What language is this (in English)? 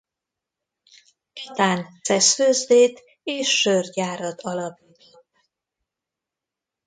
Hungarian